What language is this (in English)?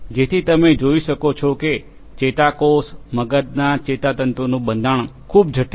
Gujarati